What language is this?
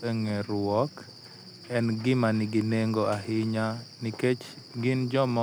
Luo (Kenya and Tanzania)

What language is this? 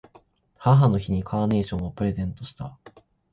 Japanese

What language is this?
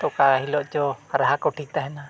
Santali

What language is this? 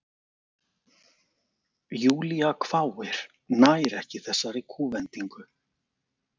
Icelandic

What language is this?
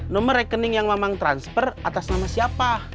Indonesian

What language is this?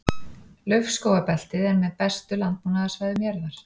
Icelandic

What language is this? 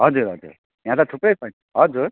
Nepali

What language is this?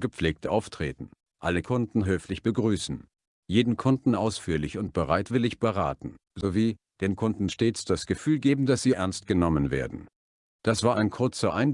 German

